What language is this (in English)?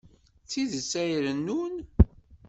Kabyle